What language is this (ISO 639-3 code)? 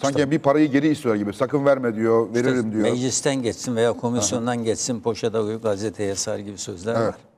tur